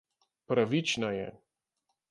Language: Slovenian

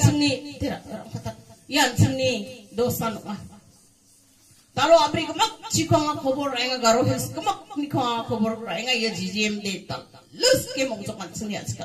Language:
Indonesian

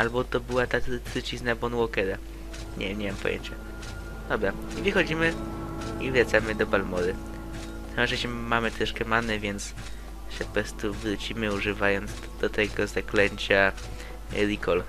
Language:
Polish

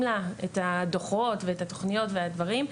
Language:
Hebrew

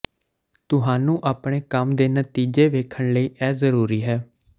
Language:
Punjabi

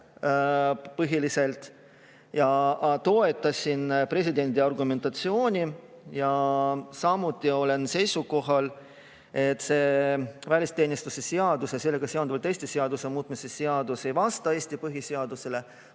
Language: Estonian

